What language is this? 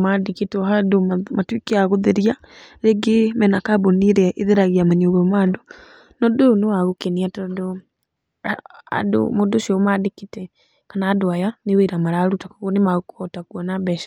Kikuyu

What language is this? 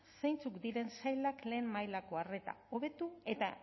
Basque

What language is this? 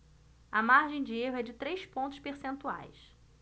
Portuguese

